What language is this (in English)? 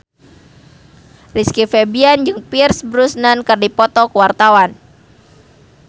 Sundanese